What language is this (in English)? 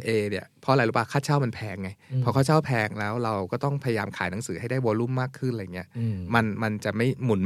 Thai